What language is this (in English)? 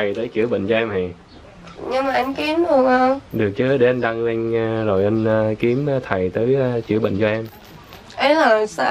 Vietnamese